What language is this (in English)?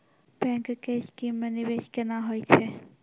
Maithili